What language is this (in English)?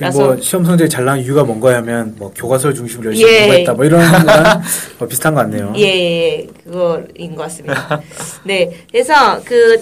Korean